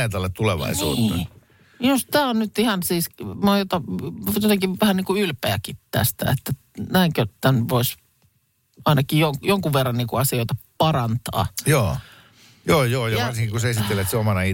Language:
Finnish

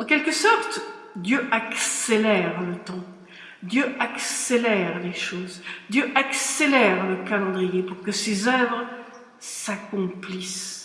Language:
French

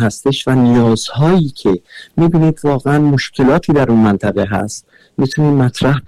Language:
Persian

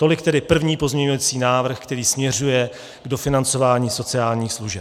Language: Czech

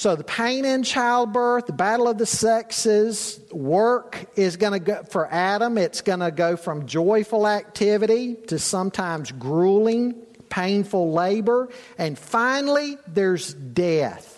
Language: English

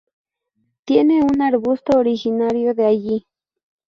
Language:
Spanish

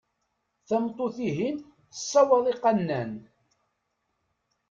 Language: Kabyle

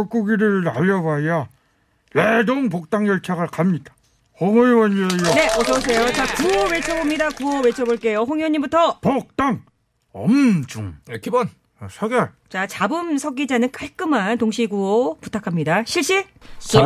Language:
Korean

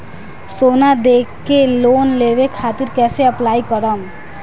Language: Bhojpuri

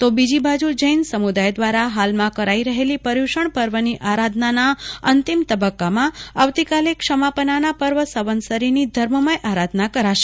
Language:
Gujarati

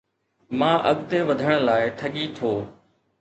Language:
Sindhi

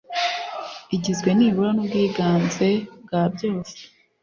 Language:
Kinyarwanda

